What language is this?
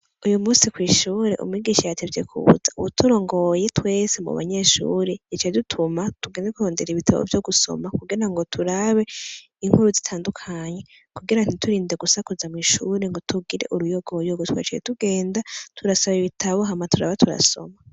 Rundi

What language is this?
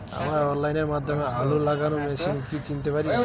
Bangla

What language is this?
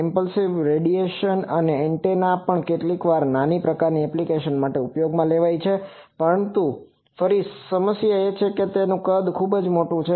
Gujarati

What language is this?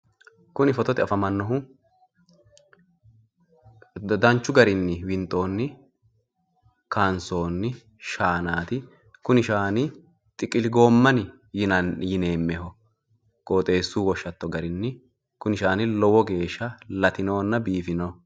Sidamo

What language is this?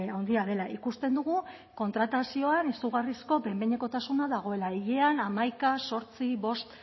Basque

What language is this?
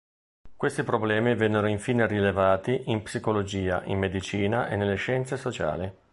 Italian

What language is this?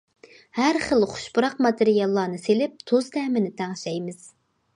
Uyghur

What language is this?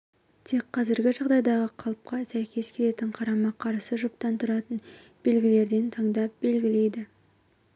Kazakh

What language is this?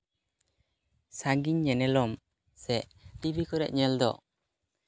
Santali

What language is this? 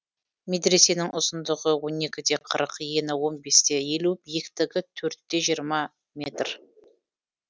Kazakh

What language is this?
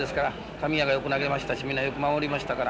Japanese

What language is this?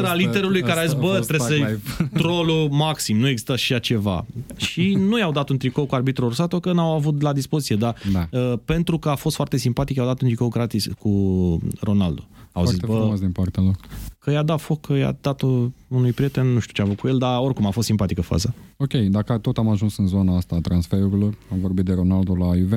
Romanian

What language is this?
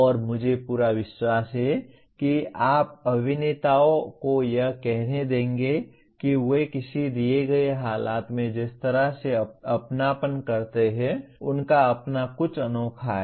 Hindi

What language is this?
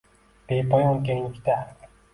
Uzbek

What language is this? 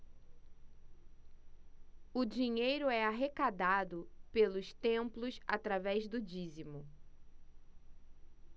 Portuguese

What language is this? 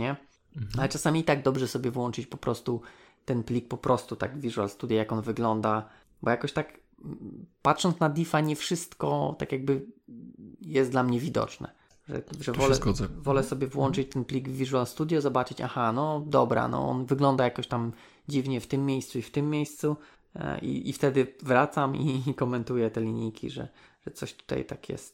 Polish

